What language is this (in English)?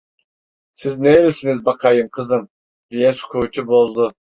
Turkish